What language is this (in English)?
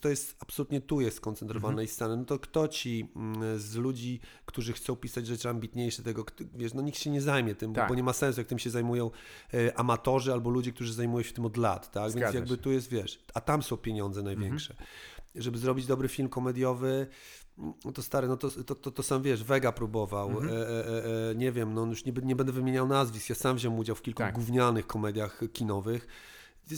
Polish